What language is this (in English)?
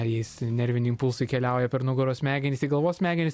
Lithuanian